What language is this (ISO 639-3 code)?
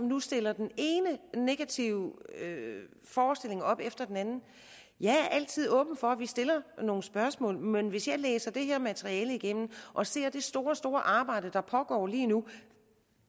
dan